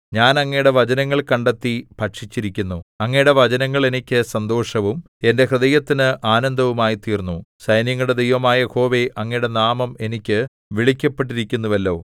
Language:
Malayalam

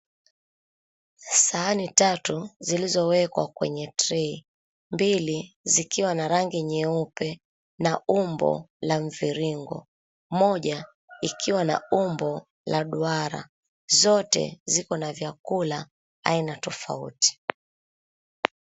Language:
Swahili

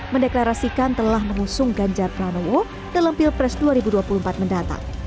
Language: Indonesian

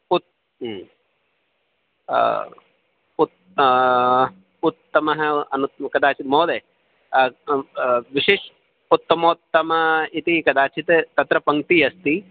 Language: Sanskrit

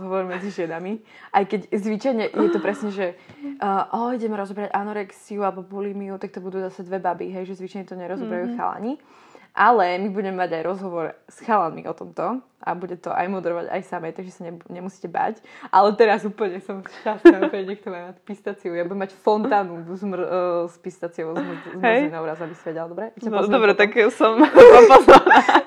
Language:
Slovak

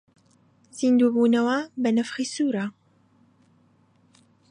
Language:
Central Kurdish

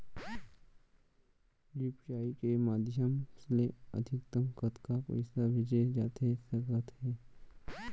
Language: Chhattisgarhi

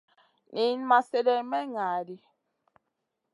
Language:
Masana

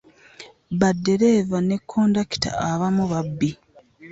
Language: Ganda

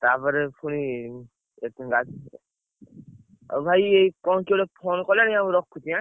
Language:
Odia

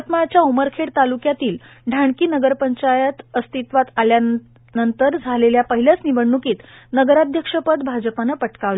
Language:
Marathi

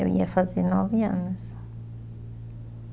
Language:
Portuguese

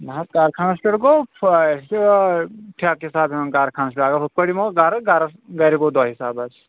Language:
Kashmiri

